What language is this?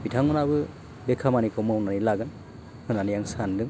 Bodo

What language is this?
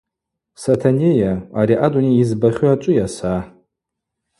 Abaza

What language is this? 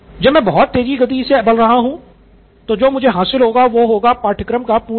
Hindi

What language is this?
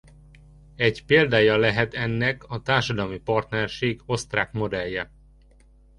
Hungarian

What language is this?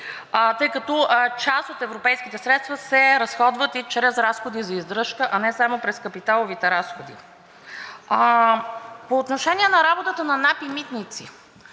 Bulgarian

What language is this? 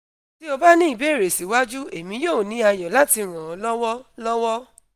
Yoruba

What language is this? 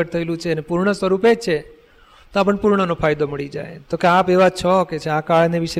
Gujarati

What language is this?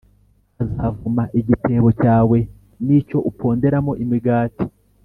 Kinyarwanda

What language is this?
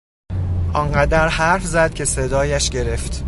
Persian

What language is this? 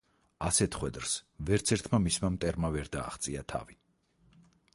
Georgian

